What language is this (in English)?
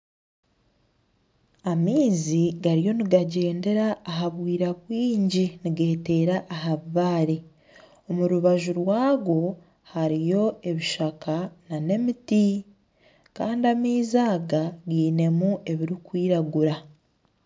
Nyankole